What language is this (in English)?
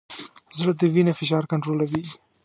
Pashto